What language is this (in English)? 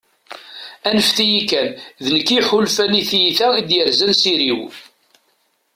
Kabyle